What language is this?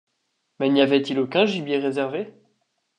French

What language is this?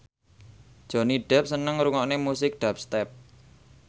Javanese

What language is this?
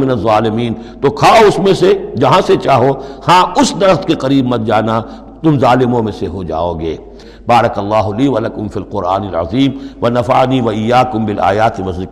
Urdu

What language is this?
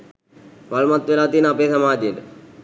Sinhala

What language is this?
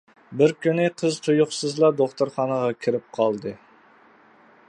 Uyghur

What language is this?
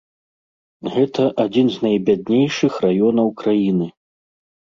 Belarusian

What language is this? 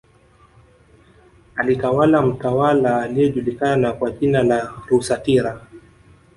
Swahili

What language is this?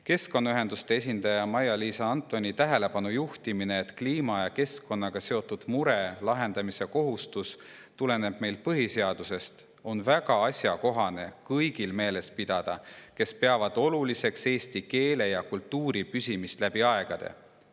Estonian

